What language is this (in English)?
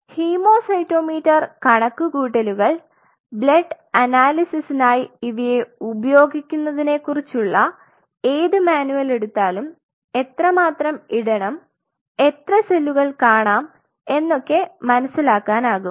Malayalam